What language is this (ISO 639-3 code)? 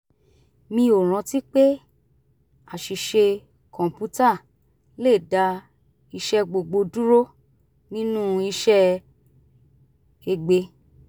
yor